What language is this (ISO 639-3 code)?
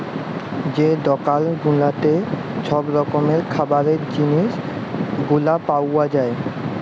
ben